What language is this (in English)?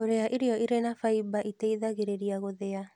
Kikuyu